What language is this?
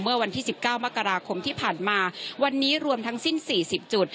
Thai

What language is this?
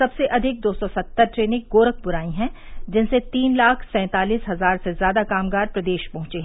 Hindi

